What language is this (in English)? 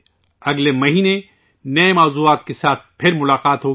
Urdu